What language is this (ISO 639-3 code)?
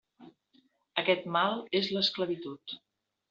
cat